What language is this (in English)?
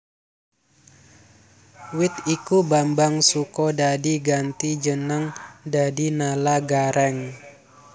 Javanese